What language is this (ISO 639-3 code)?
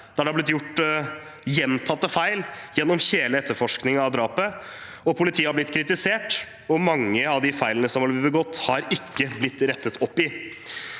nor